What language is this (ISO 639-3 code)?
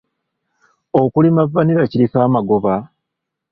lug